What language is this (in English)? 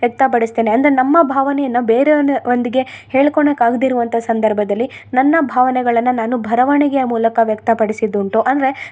Kannada